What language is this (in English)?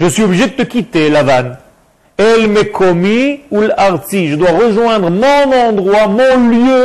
French